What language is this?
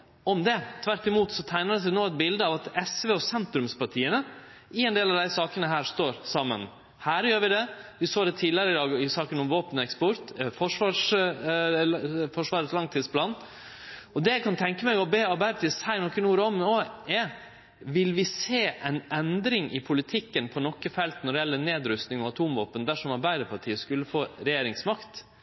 Norwegian Nynorsk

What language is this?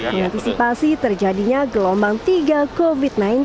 Indonesian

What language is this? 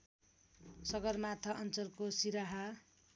Nepali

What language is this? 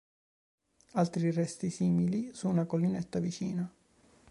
Italian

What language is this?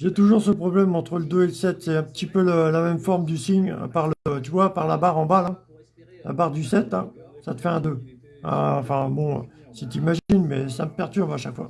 French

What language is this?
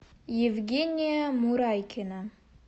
Russian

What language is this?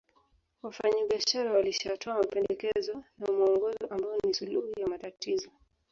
Swahili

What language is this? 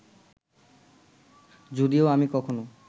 Bangla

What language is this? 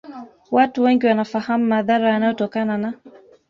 Swahili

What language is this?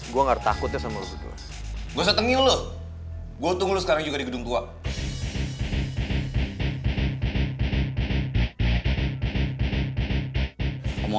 Indonesian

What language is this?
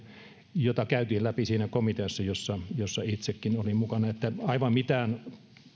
Finnish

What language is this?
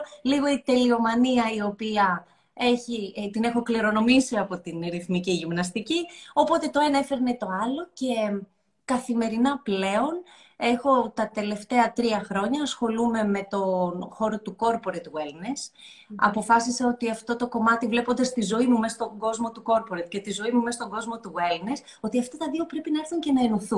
Greek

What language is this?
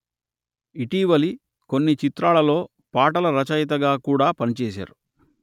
Telugu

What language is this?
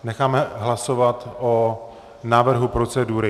Czech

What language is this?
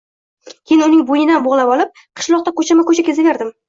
Uzbek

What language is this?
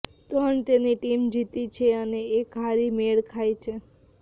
Gujarati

